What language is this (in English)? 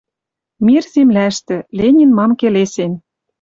Western Mari